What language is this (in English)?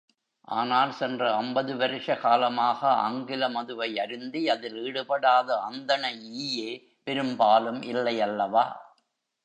Tamil